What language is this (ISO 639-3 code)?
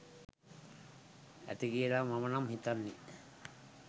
sin